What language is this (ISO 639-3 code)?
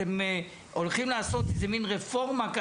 heb